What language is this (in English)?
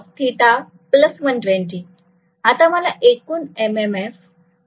Marathi